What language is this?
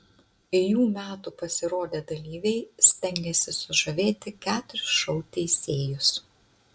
Lithuanian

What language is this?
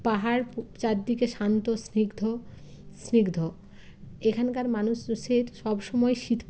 Bangla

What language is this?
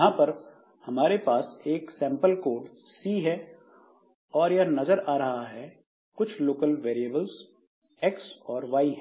Hindi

